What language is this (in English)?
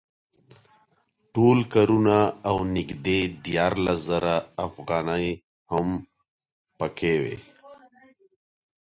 Pashto